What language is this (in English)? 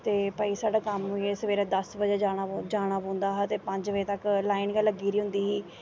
Dogri